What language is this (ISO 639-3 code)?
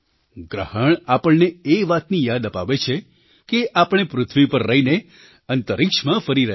guj